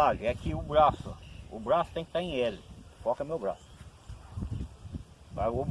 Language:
Portuguese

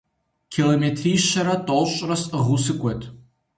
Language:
Kabardian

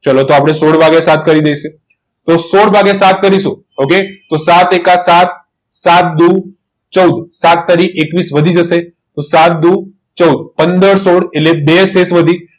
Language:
Gujarati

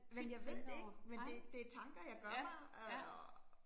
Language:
Danish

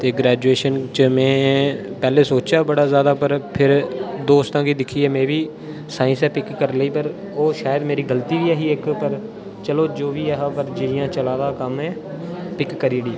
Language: Dogri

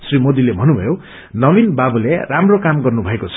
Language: Nepali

